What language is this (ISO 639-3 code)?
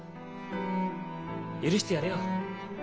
jpn